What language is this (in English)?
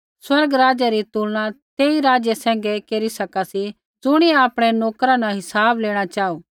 Kullu Pahari